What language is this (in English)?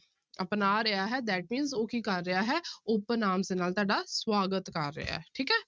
Punjabi